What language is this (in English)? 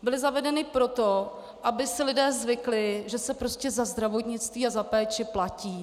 Czech